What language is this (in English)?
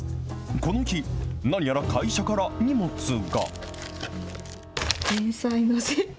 Japanese